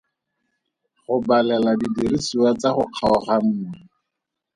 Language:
Tswana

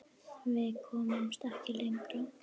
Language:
Icelandic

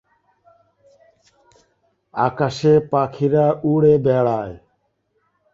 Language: Bangla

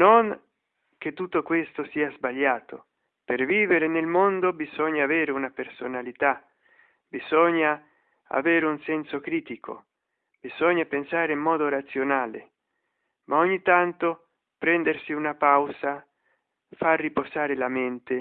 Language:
Italian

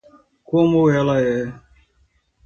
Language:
Portuguese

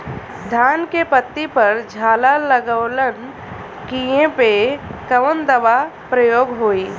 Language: Bhojpuri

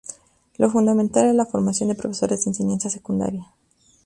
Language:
Spanish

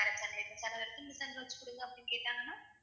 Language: Tamil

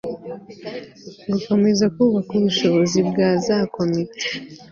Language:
Kinyarwanda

